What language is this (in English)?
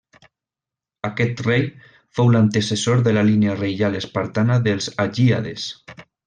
Catalan